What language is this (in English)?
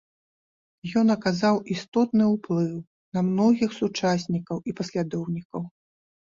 Belarusian